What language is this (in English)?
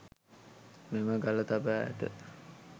Sinhala